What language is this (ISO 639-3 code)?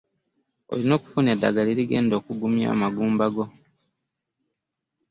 lug